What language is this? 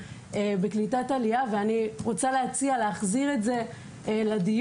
Hebrew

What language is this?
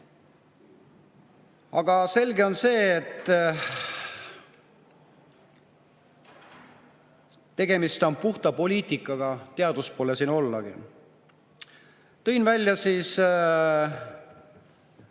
Estonian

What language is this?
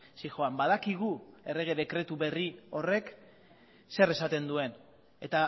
Basque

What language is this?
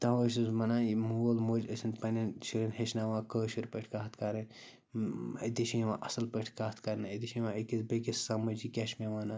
Kashmiri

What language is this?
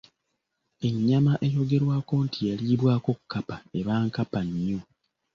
Ganda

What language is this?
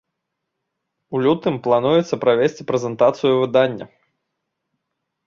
Belarusian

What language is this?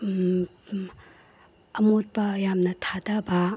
Manipuri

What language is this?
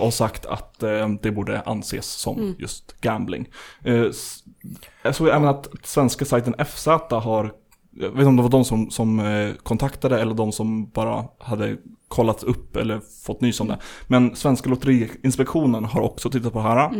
Swedish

